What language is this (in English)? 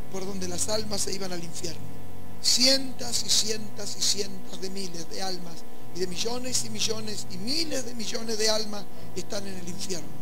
Spanish